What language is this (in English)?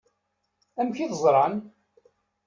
Kabyle